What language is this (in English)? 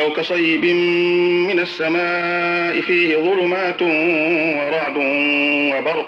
Arabic